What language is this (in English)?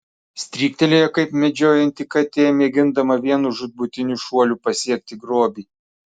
Lithuanian